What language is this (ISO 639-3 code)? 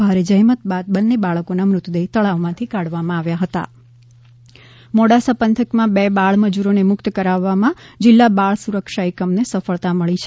guj